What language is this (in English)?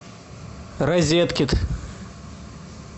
Russian